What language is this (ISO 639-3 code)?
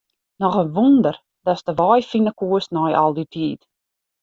fry